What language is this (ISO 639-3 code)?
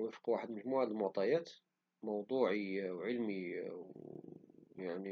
ary